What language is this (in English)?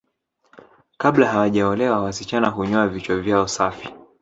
Swahili